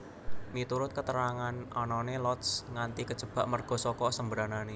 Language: Javanese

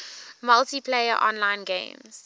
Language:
English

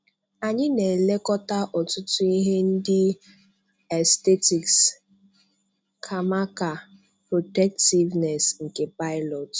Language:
Igbo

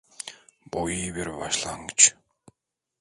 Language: Turkish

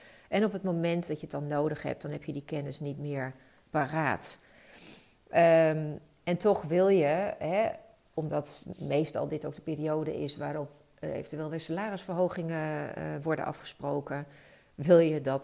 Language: Dutch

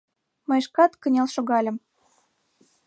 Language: Mari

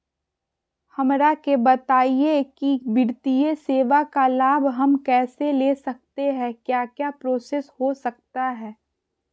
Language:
Magahi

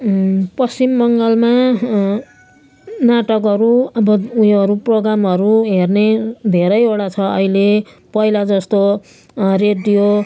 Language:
Nepali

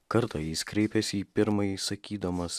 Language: Lithuanian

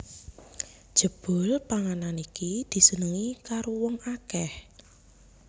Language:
Javanese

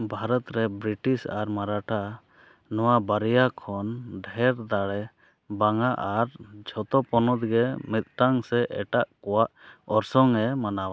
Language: Santali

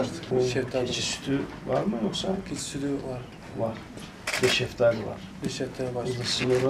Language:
Turkish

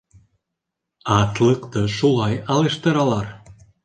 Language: Bashkir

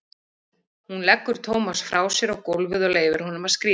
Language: Icelandic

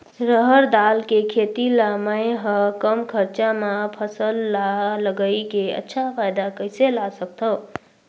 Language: Chhattisgarhi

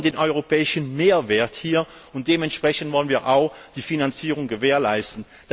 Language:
German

